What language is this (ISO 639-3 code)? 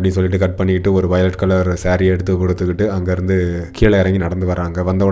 tam